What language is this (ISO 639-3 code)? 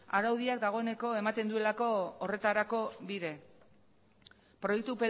eus